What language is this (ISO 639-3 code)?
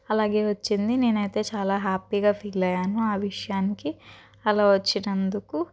tel